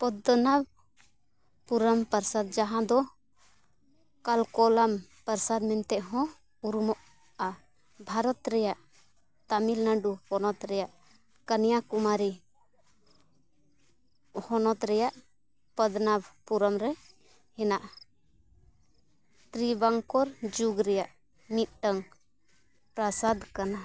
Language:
Santali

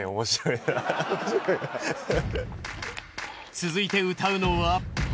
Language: Japanese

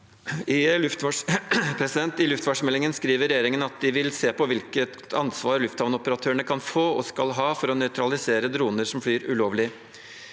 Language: Norwegian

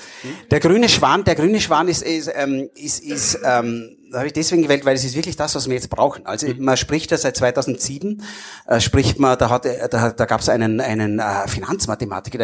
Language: German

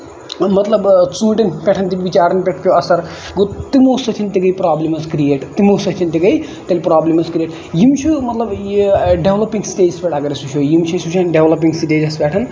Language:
Kashmiri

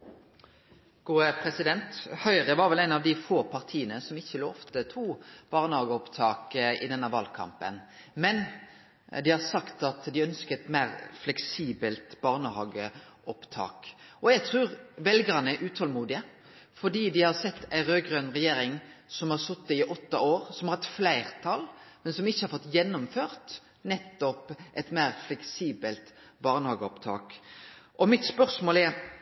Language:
Norwegian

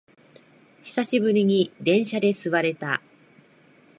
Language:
Japanese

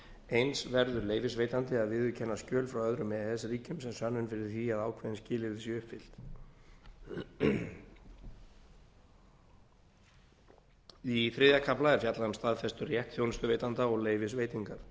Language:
Icelandic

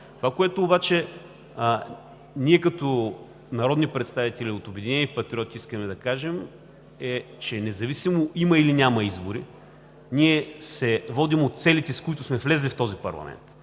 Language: Bulgarian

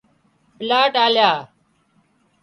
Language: Wadiyara Koli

